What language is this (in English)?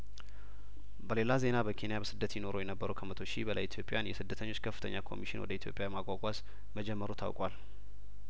Amharic